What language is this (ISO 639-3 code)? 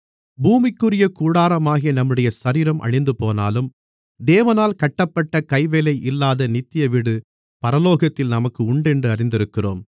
tam